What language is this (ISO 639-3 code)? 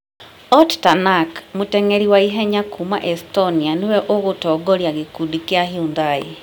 kik